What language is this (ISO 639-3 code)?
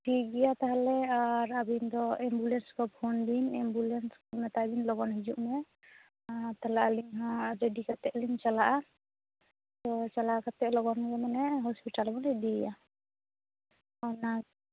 sat